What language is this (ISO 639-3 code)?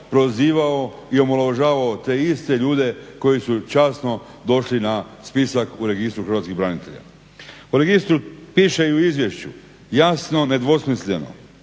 hrv